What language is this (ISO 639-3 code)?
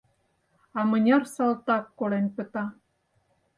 chm